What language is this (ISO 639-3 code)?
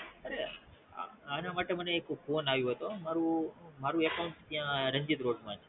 guj